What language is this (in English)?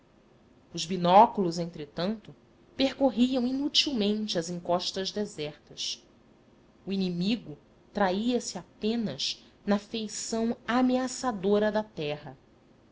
Portuguese